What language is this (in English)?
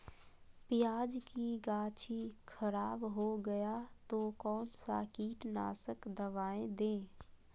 Magahi